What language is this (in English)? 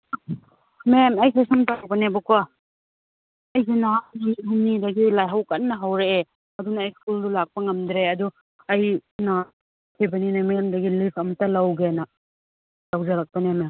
Manipuri